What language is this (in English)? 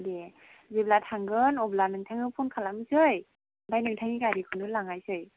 Bodo